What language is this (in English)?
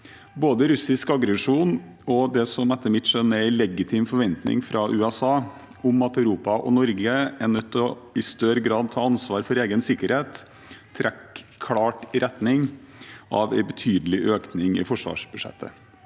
Norwegian